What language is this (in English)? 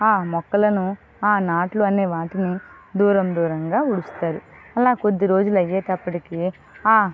Telugu